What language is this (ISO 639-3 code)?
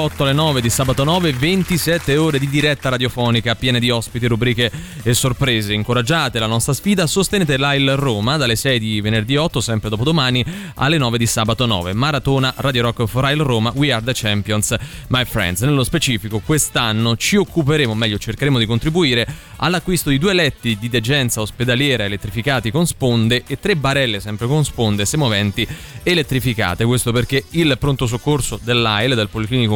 ita